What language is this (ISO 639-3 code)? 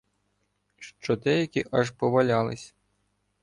ukr